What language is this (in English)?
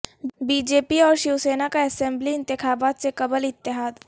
Urdu